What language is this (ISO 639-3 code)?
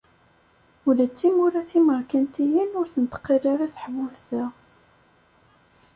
kab